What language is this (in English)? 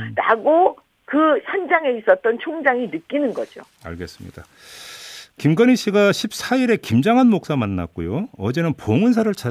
Korean